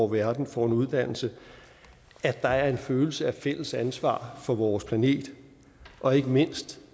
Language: Danish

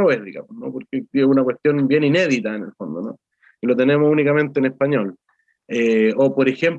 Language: Spanish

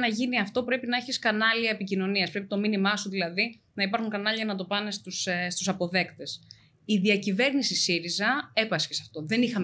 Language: Greek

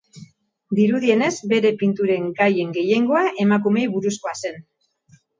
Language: Basque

